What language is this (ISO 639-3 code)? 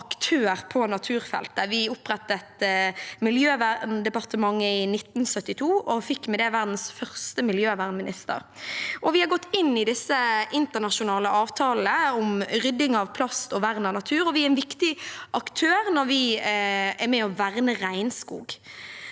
nor